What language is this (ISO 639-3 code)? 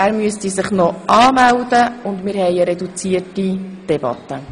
gsw